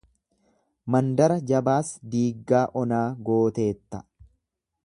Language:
Oromo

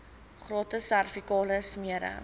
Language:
Afrikaans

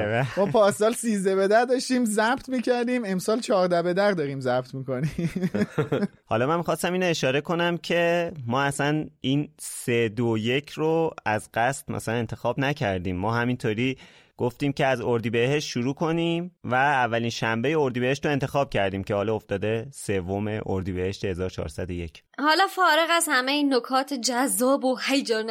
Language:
Persian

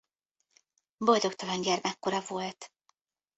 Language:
Hungarian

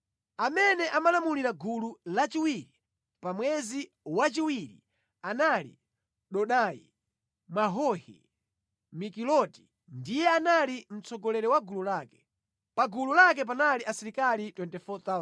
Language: Nyanja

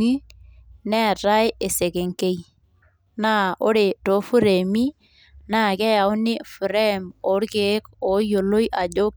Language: Masai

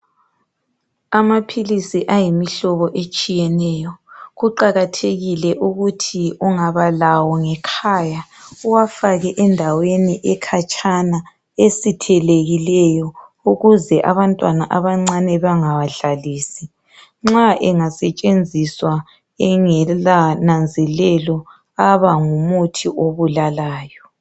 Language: North Ndebele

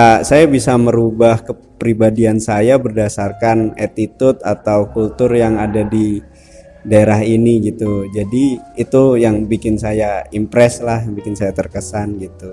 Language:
Indonesian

